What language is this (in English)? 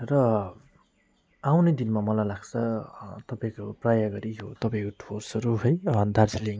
Nepali